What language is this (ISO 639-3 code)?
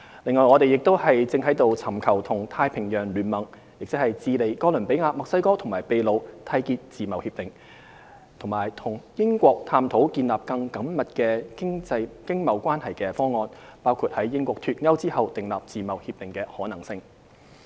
yue